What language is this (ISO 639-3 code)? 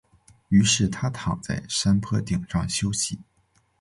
zho